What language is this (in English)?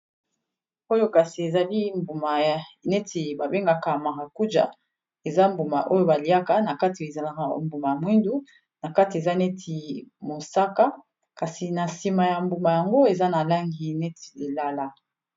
Lingala